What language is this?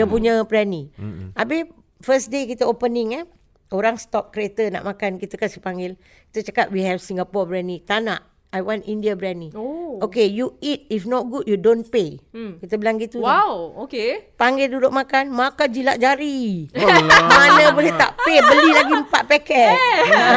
Malay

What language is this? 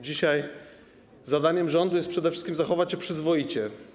Polish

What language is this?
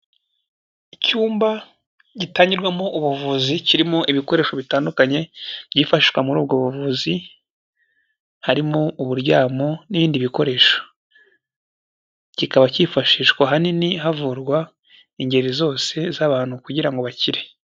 Kinyarwanda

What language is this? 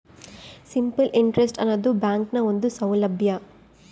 Kannada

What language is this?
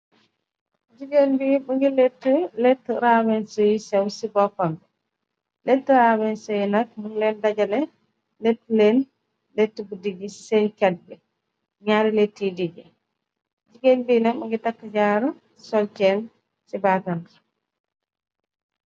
Wolof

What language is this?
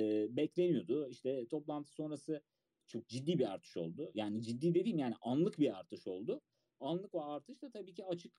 Turkish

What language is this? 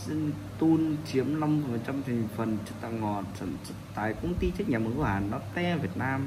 Vietnamese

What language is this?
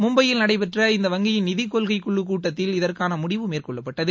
Tamil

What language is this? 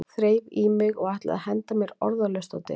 Icelandic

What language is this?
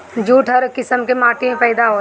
Bhojpuri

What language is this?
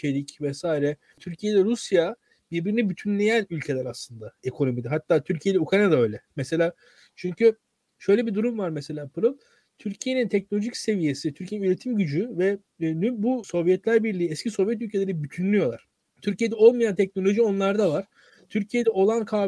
Turkish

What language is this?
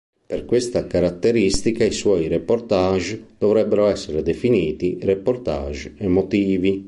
Italian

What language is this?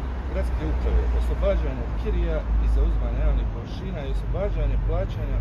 Croatian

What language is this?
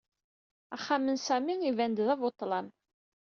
Kabyle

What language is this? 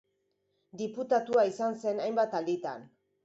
Basque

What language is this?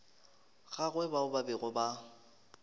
Northern Sotho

